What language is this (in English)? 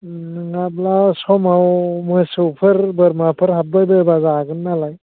Bodo